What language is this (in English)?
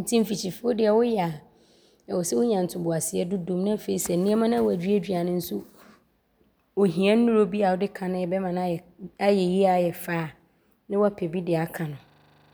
Abron